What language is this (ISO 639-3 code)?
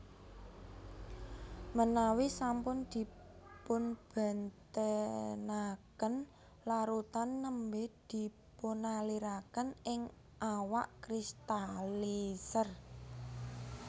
jav